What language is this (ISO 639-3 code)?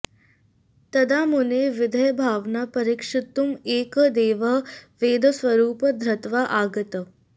san